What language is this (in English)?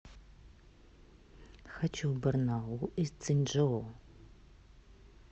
Russian